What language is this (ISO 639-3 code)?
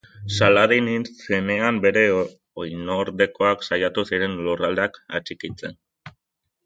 eus